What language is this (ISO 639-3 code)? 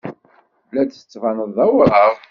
kab